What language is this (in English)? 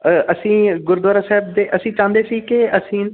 Punjabi